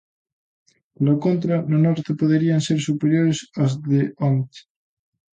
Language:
Galician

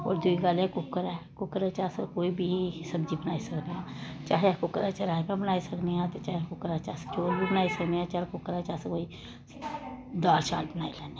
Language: Dogri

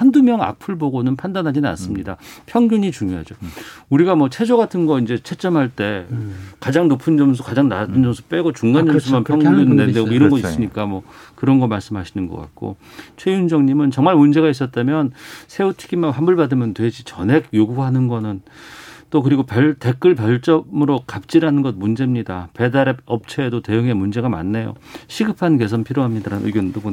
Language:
Korean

